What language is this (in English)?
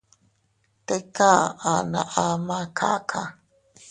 Teutila Cuicatec